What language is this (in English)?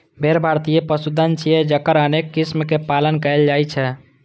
Maithili